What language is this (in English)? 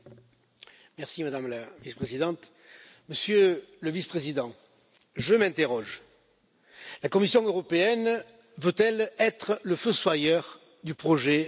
French